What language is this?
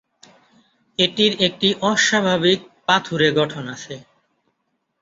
Bangla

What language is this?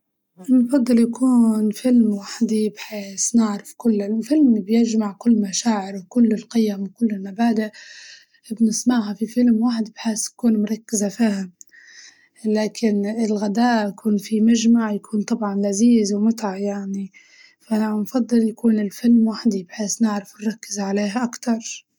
Libyan Arabic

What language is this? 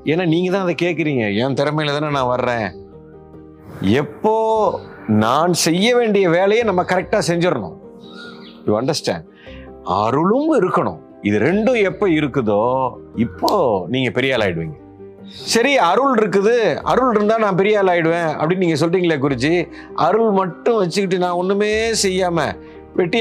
Tamil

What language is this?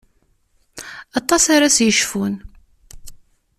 Kabyle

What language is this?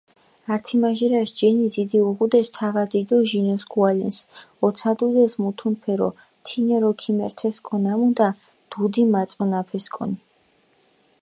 Mingrelian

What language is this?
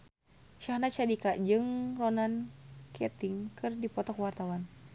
Sundanese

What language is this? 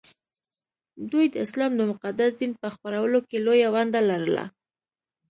Pashto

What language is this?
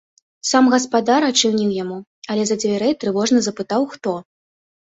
Belarusian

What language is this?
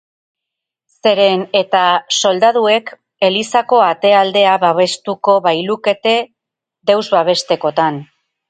Basque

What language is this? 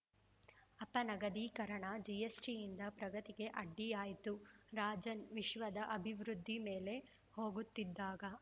Kannada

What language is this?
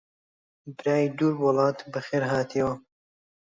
Central Kurdish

